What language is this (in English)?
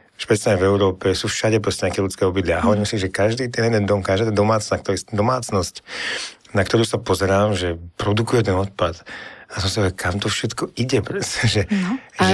Slovak